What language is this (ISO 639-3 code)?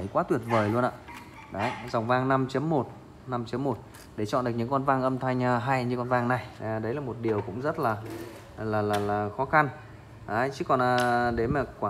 vie